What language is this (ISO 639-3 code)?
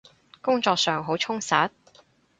yue